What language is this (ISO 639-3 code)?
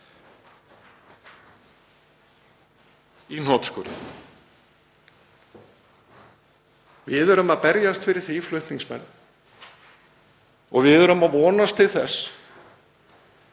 isl